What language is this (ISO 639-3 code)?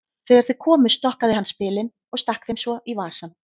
isl